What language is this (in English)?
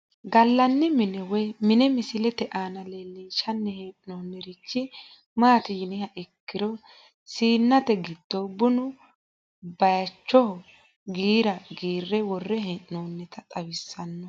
Sidamo